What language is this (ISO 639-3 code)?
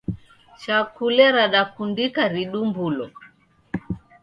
dav